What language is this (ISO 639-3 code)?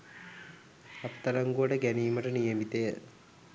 sin